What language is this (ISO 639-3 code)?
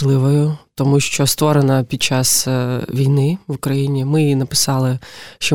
ukr